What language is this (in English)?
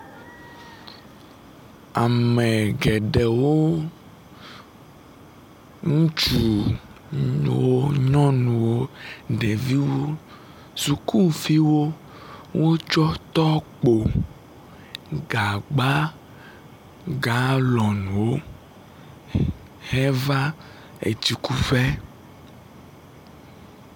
Ewe